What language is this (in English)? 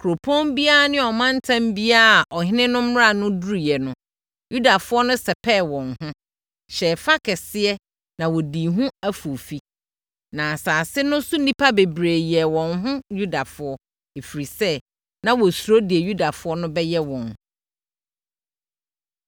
Akan